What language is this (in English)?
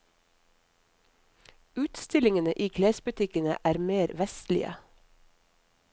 Norwegian